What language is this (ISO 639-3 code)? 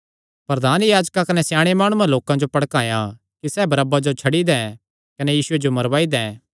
xnr